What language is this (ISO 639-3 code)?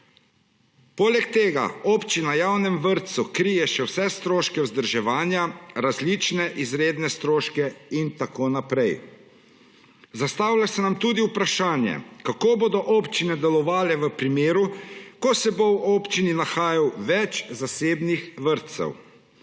slv